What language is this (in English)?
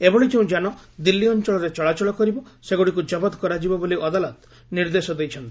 Odia